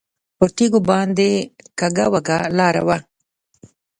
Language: Pashto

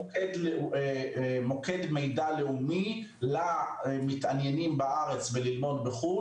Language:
Hebrew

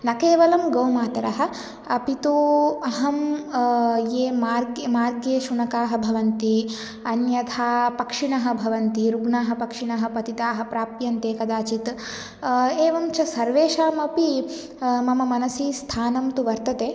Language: Sanskrit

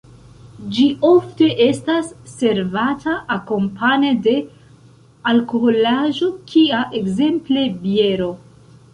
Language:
Esperanto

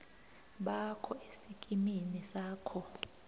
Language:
South Ndebele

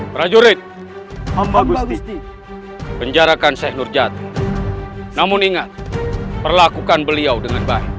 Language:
Indonesian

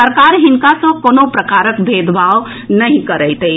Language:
Maithili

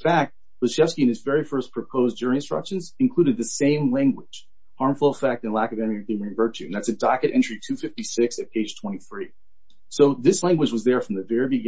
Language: English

